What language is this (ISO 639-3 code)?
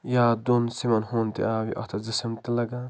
kas